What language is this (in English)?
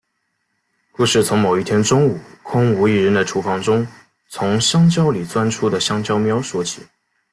Chinese